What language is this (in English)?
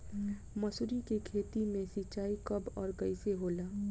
Bhojpuri